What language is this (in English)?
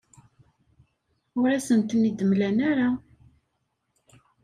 Kabyle